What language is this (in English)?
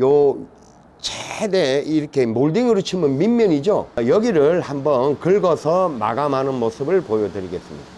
Korean